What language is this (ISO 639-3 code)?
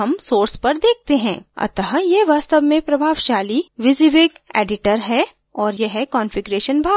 hin